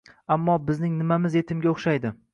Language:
Uzbek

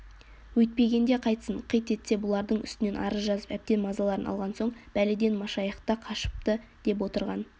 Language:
Kazakh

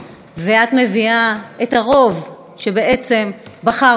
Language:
Hebrew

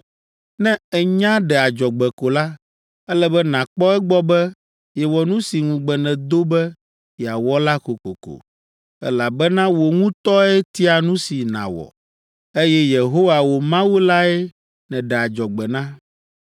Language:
Ewe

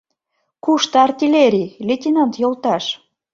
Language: Mari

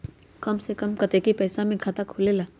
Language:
Magahi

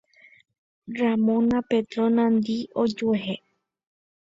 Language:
Guarani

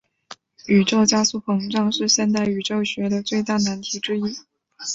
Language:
Chinese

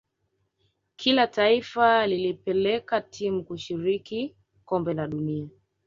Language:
Swahili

